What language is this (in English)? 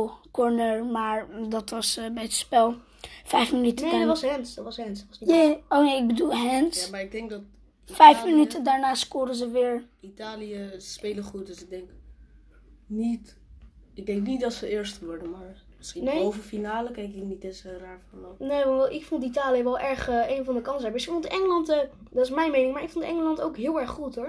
Dutch